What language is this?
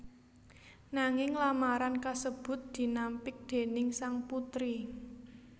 Javanese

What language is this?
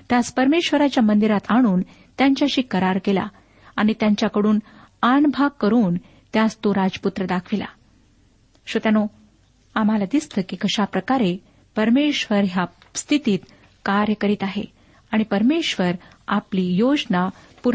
Marathi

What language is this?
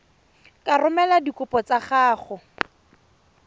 Tswana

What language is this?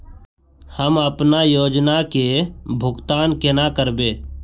Magahi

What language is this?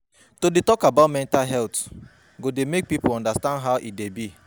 Nigerian Pidgin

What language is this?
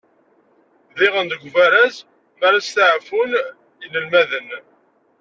Kabyle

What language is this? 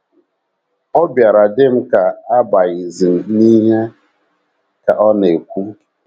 Igbo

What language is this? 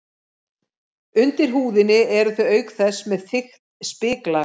Icelandic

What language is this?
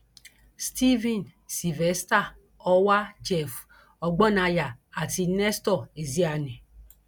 Yoruba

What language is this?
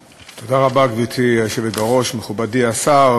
Hebrew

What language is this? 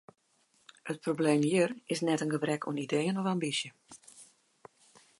Western Frisian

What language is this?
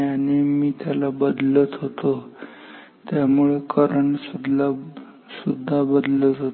Marathi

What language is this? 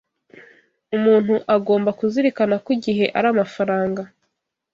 Kinyarwanda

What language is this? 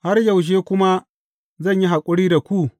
Hausa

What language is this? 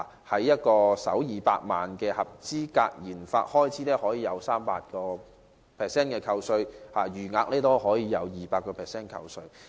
Cantonese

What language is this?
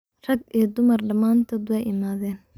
Somali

